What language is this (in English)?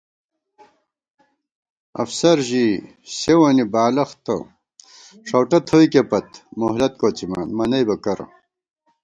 Gawar-Bati